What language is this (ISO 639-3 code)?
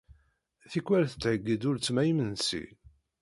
kab